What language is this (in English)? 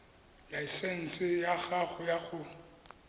Tswana